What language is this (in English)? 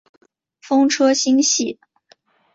Chinese